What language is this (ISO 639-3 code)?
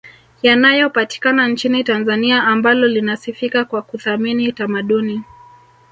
swa